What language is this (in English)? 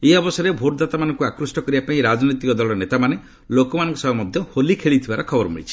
Odia